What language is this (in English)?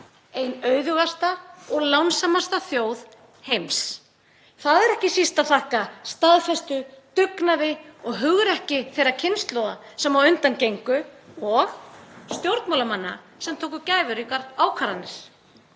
Icelandic